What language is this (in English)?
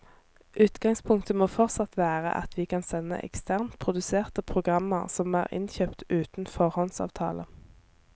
Norwegian